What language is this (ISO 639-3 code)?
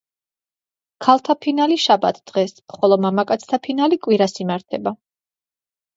kat